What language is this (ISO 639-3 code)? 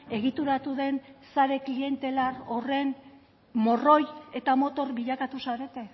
eus